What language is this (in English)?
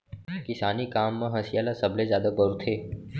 Chhattisgarhi